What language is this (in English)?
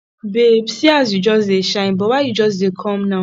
Nigerian Pidgin